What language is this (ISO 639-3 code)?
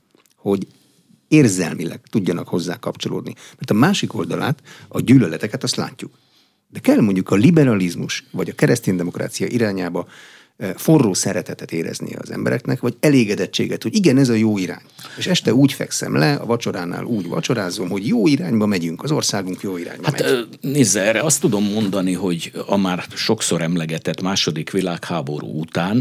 hun